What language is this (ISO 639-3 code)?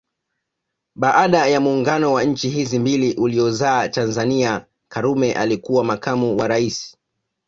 swa